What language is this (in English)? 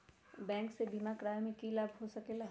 Magahi